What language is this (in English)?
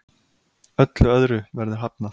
Icelandic